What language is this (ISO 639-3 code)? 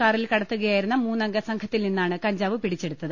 mal